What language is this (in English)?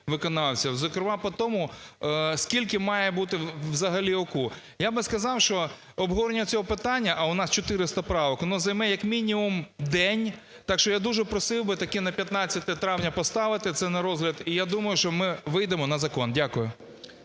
Ukrainian